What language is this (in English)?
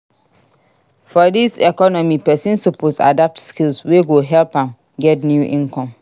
Nigerian Pidgin